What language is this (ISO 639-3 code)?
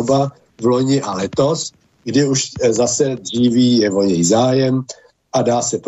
ces